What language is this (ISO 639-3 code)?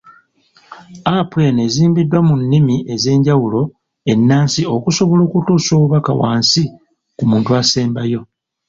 lug